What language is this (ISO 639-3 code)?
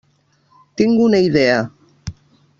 cat